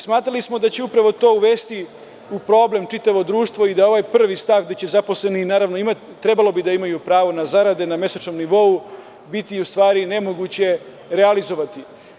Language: Serbian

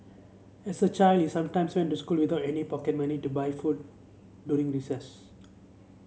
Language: English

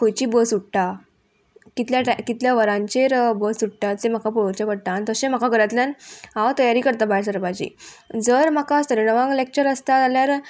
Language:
Konkani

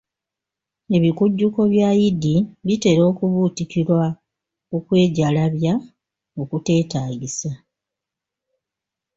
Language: Ganda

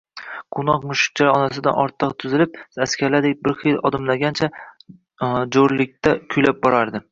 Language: Uzbek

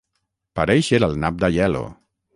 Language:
Catalan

